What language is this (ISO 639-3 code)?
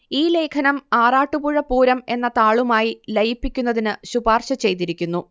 mal